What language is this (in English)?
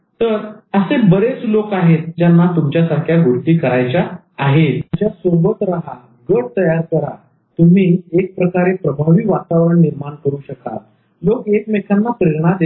Marathi